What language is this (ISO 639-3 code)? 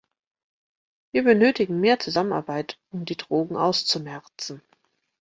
deu